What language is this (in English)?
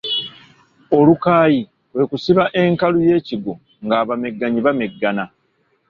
Ganda